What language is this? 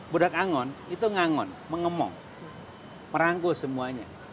Indonesian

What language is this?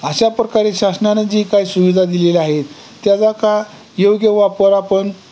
Marathi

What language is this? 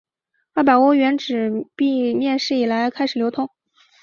Chinese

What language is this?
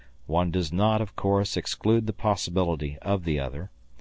English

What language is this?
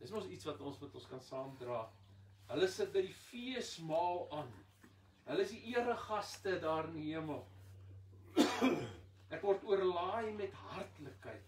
Dutch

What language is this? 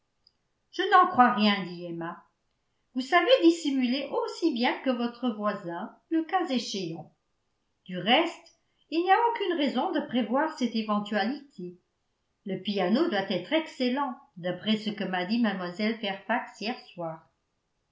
French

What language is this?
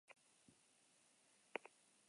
Basque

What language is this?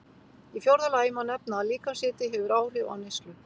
Icelandic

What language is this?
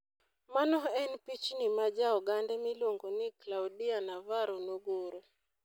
Luo (Kenya and Tanzania)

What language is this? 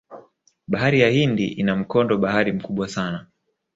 Swahili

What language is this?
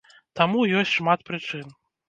Belarusian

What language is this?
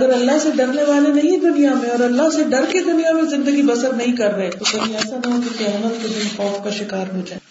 Urdu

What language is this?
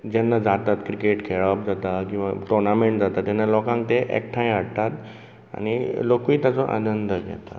Konkani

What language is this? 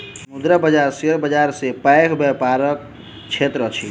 Maithili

